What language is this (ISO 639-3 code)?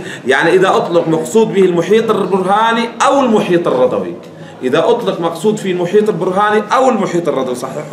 ara